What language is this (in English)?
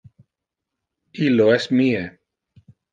Interlingua